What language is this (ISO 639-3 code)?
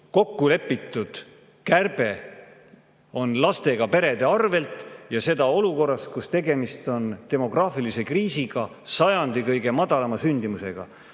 est